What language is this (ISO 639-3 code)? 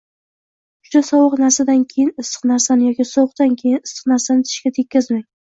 uzb